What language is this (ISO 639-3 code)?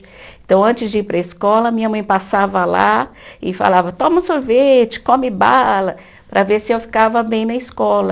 por